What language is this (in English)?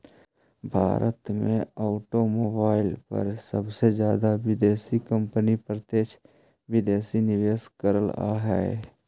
Magahi